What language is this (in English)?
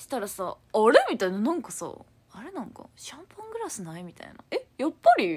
Japanese